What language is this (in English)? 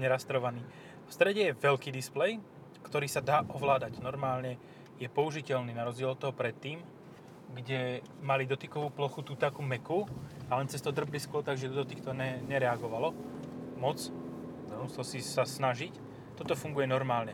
Slovak